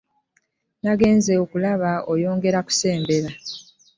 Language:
Ganda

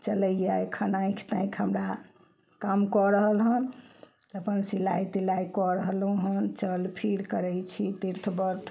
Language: Maithili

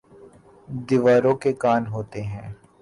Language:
Urdu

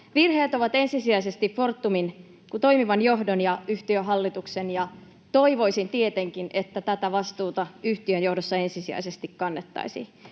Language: Finnish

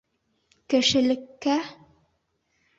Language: Bashkir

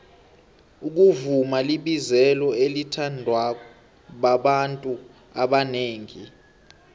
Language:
South Ndebele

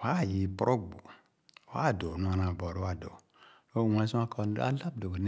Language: Khana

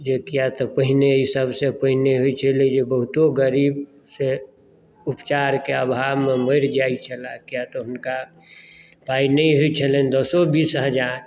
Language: Maithili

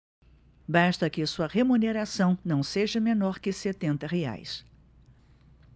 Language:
Portuguese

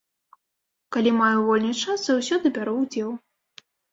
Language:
Belarusian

